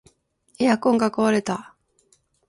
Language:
Japanese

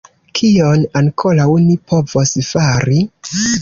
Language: Esperanto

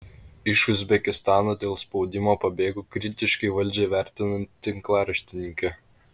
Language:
Lithuanian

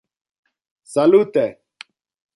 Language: Interlingua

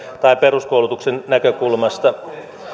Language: Finnish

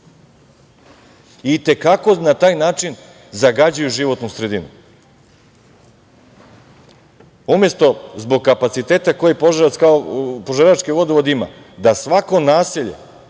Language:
Serbian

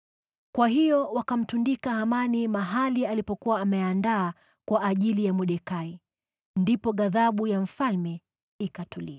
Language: Swahili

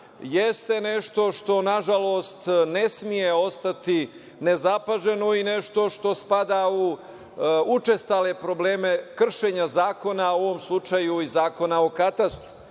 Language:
Serbian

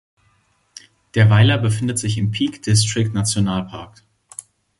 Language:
German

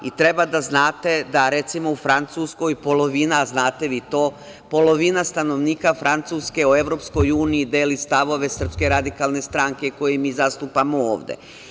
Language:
Serbian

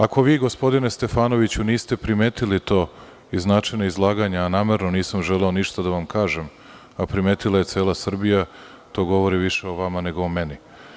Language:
Serbian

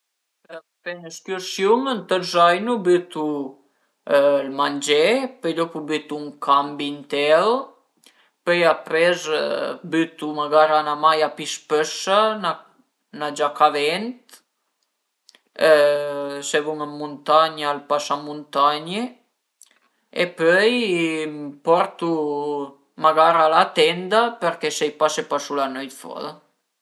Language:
Piedmontese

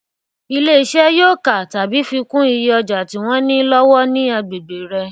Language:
Yoruba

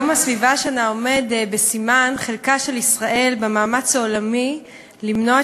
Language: Hebrew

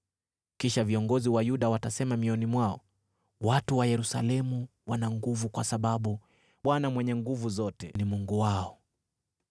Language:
Swahili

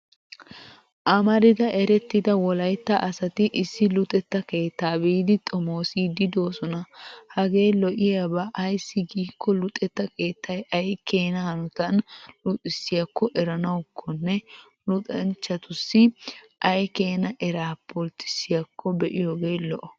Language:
Wolaytta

